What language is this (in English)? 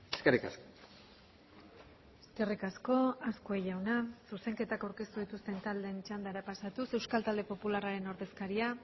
Basque